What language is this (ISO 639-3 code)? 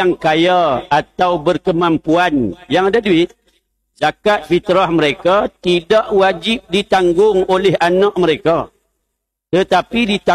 msa